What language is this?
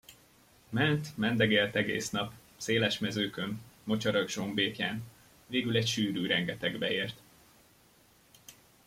Hungarian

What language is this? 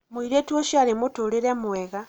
Kikuyu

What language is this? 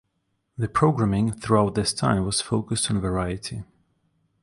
English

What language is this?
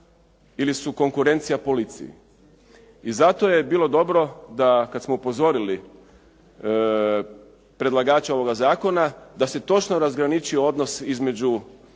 Croatian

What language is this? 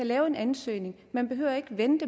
Danish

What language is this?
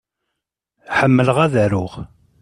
Kabyle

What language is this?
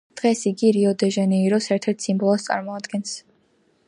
Georgian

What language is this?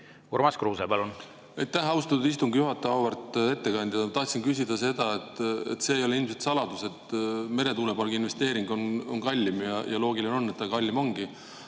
Estonian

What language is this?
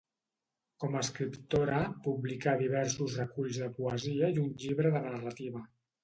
Catalan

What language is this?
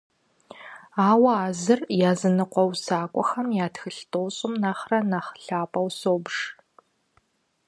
Kabardian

